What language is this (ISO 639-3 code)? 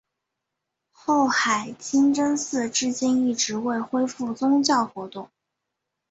zho